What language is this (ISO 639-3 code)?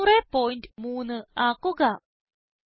mal